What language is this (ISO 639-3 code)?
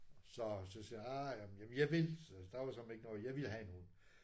dan